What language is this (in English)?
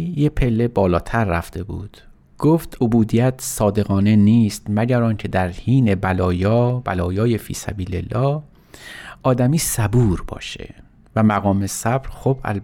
Persian